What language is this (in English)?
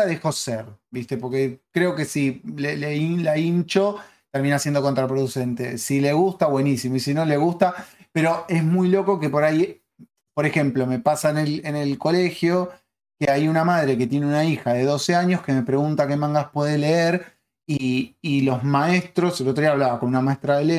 Spanish